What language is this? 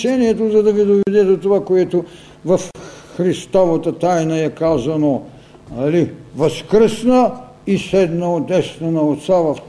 Bulgarian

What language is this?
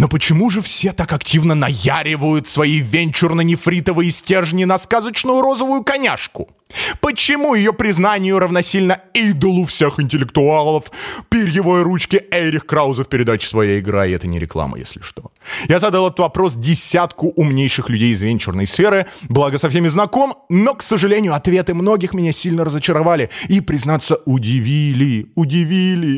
Russian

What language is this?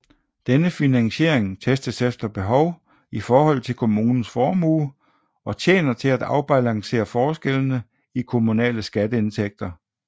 Danish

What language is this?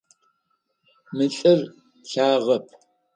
Adyghe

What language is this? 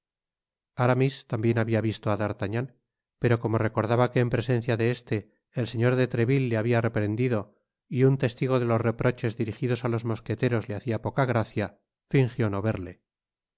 Spanish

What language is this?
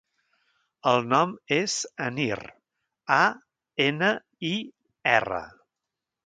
Catalan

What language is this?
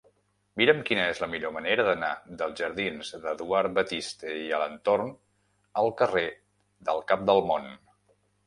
Catalan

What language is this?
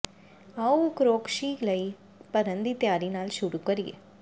Punjabi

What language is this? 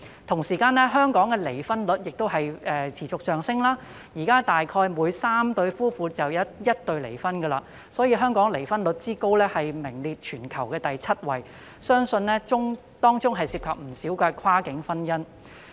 Cantonese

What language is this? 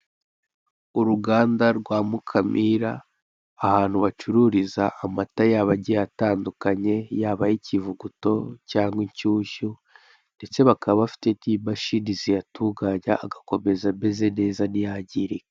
Kinyarwanda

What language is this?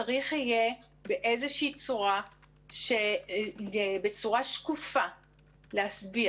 Hebrew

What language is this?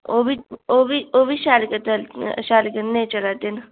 Dogri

